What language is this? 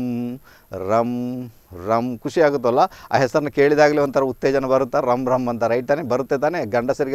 Hindi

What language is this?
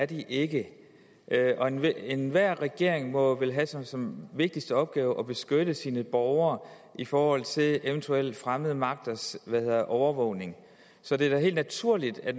Danish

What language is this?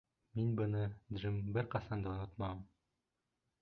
Bashkir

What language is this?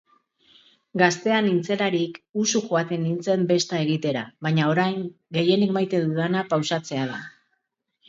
Basque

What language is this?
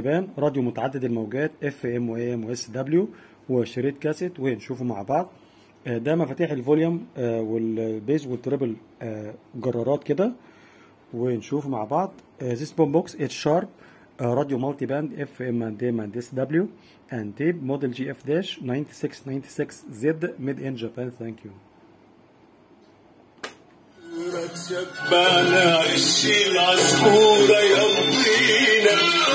Arabic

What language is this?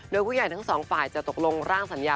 Thai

